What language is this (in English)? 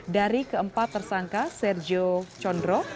Indonesian